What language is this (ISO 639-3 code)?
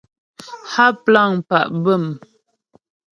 bbj